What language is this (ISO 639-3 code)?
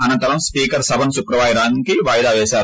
tel